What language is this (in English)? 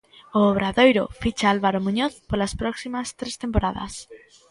Galician